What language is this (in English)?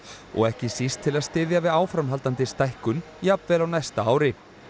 Icelandic